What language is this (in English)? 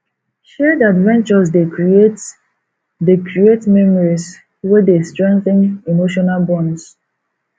Nigerian Pidgin